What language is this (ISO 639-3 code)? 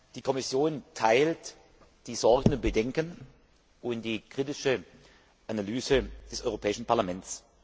deu